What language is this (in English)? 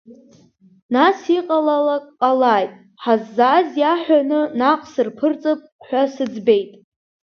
Abkhazian